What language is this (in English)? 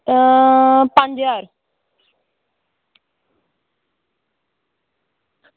Dogri